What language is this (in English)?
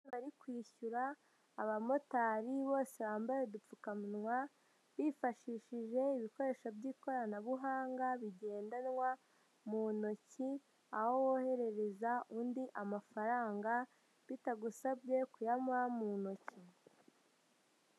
Kinyarwanda